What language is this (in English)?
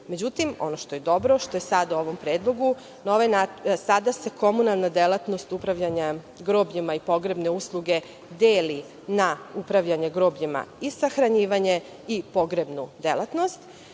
Serbian